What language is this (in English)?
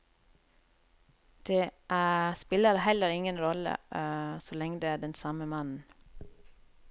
Norwegian